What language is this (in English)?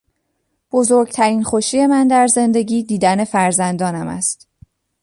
Persian